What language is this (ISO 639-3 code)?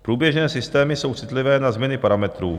ces